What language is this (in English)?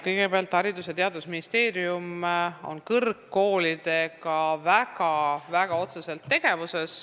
Estonian